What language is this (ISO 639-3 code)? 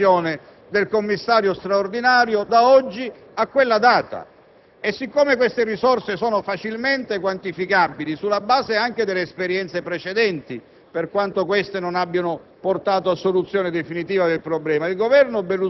ita